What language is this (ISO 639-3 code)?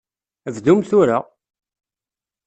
kab